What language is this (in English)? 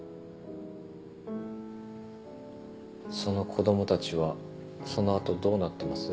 Japanese